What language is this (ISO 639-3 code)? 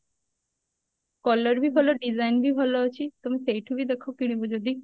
ori